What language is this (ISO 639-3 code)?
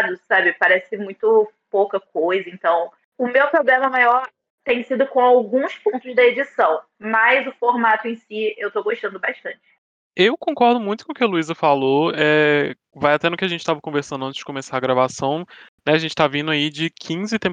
por